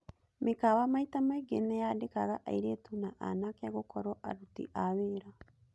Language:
Kikuyu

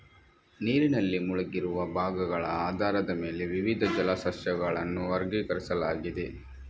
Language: Kannada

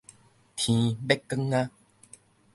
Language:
Min Nan Chinese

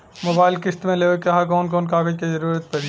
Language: Bhojpuri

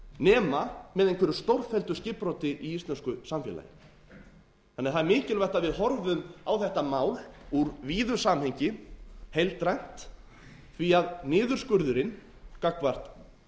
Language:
Icelandic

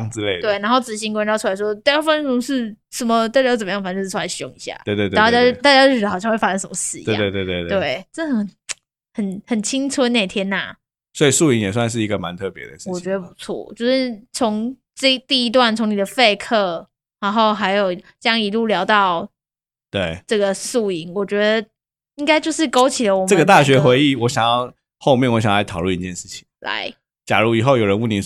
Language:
Chinese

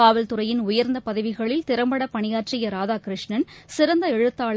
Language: Tamil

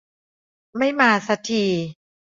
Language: Thai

